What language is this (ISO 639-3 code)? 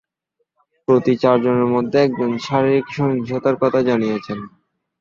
ben